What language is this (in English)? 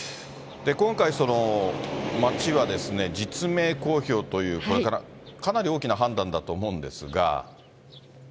Japanese